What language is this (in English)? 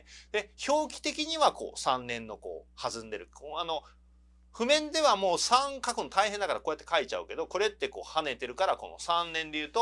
Japanese